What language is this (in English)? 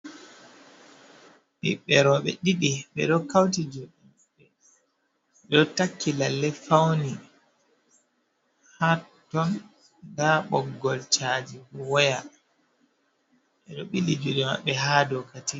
Fula